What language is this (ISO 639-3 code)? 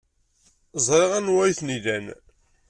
kab